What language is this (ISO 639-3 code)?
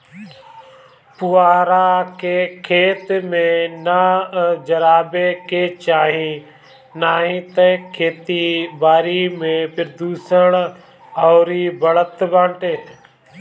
bho